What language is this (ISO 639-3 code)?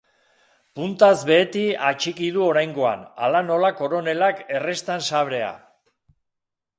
eus